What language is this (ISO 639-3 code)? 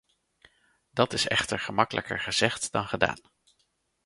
nld